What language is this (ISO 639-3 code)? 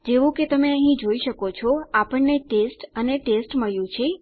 guj